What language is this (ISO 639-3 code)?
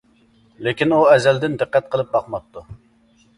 uig